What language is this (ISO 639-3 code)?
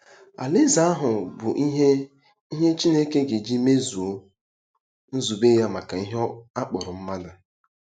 ibo